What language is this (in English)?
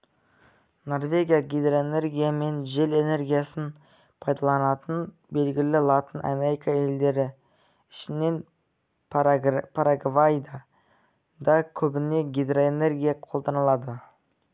Kazakh